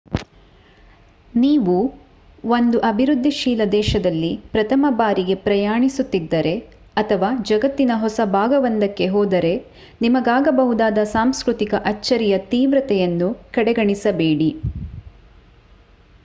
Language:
Kannada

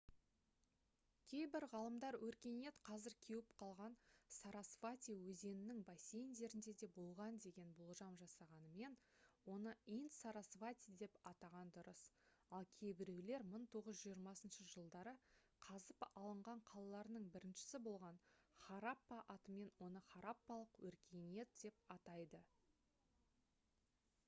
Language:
Kazakh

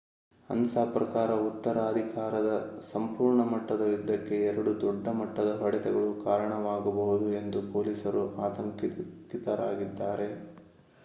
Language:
Kannada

